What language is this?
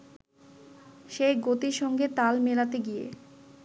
Bangla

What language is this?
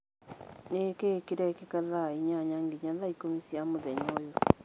Kikuyu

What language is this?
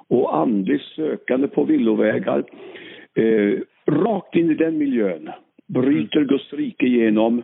Swedish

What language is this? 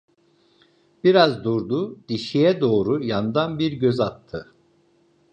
Turkish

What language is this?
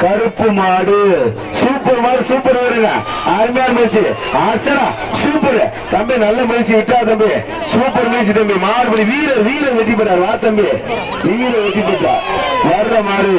Tamil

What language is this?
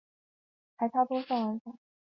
Chinese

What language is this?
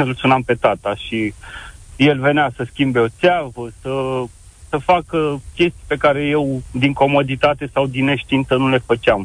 Romanian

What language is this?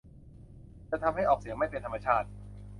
Thai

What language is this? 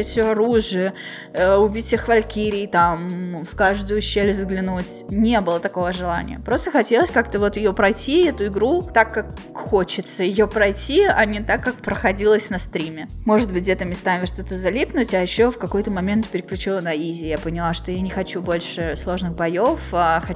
Russian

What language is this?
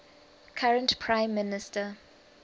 English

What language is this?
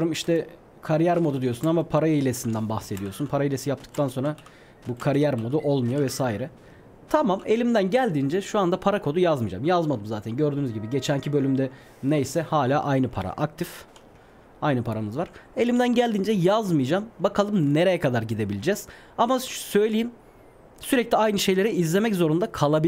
Turkish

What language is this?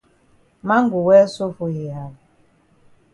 Cameroon Pidgin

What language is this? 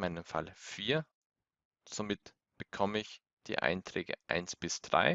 German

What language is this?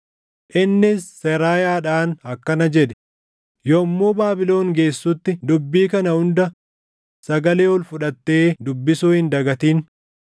Oromo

